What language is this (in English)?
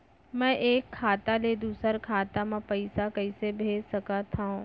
Chhattisgarhi